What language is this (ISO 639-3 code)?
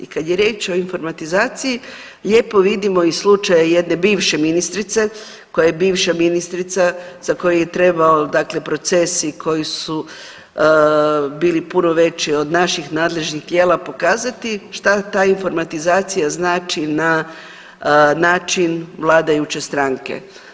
hrv